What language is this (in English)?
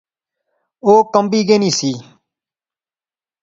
Pahari-Potwari